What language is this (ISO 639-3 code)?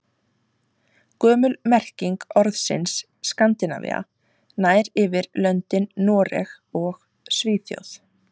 isl